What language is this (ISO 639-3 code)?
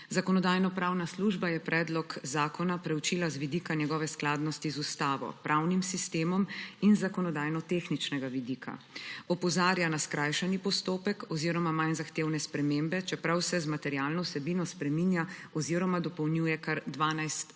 slv